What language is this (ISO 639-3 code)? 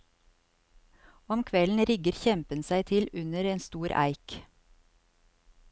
nor